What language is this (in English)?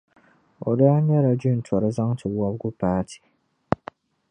Dagbani